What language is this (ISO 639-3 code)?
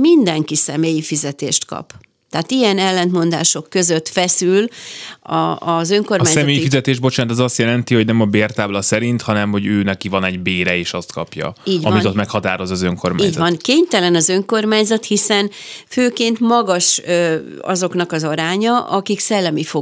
hun